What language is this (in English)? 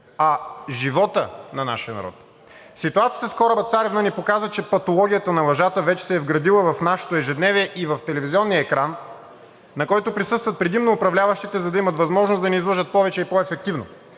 Bulgarian